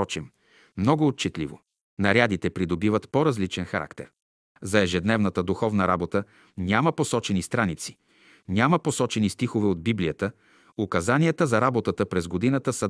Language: Bulgarian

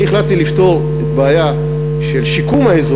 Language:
Hebrew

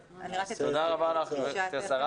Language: Hebrew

